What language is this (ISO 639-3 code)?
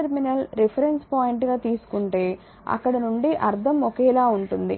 tel